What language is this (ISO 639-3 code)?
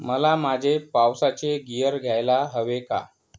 mar